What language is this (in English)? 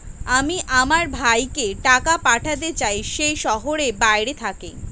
Bangla